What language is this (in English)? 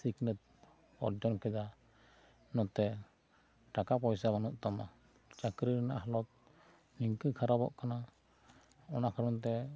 Santali